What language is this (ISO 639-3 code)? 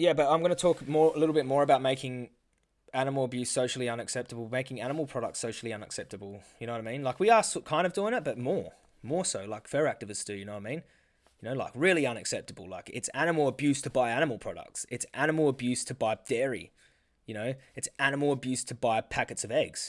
eng